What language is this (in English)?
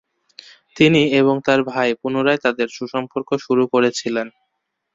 Bangla